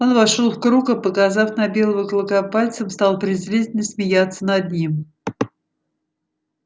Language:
Russian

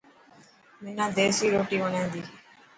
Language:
Dhatki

